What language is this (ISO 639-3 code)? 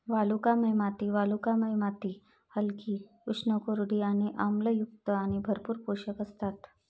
mar